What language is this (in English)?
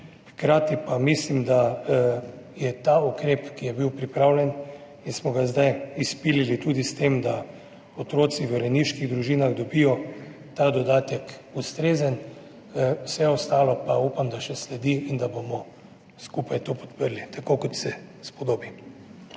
Slovenian